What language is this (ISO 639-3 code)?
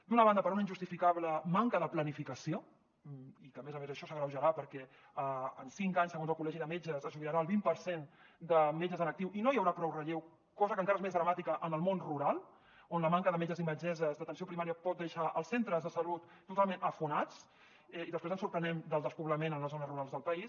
cat